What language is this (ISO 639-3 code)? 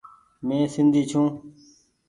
gig